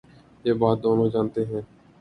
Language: Urdu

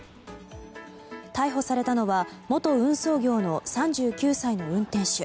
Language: Japanese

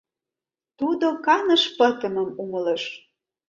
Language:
Mari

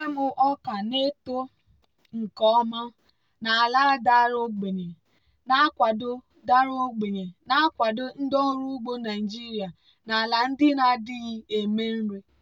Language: Igbo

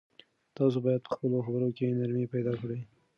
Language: Pashto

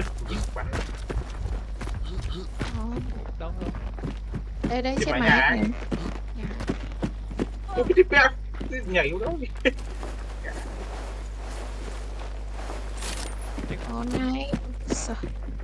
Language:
Vietnamese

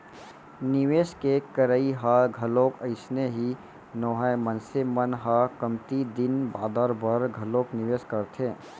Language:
Chhattisgarhi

